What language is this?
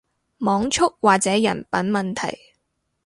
Cantonese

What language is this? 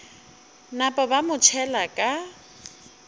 Northern Sotho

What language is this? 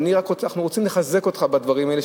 Hebrew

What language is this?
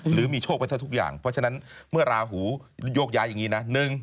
Thai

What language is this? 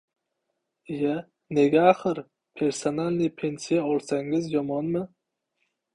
Uzbek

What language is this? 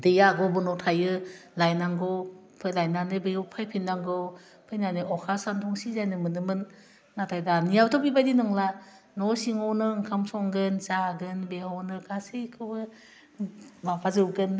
Bodo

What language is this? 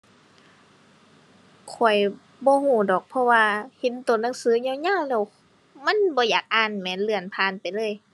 Thai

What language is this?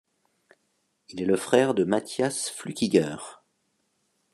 French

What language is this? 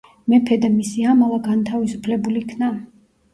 Georgian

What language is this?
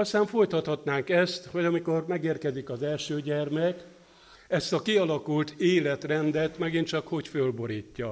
Hungarian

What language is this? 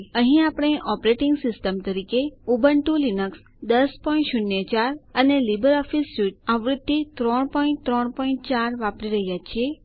Gujarati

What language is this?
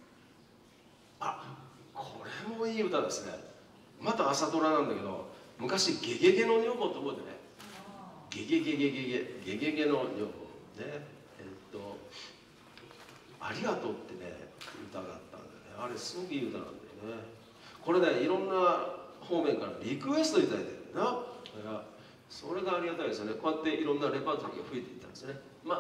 Japanese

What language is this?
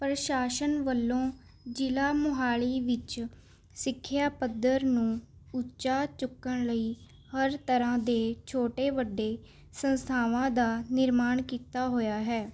Punjabi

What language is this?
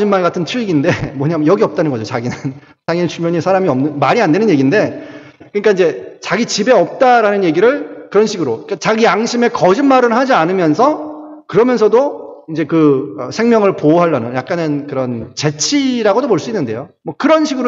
Korean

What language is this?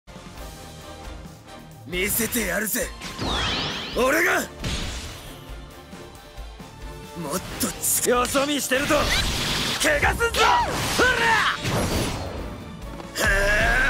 Japanese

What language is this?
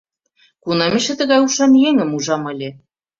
Mari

